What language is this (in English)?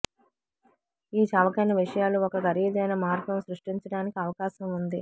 Telugu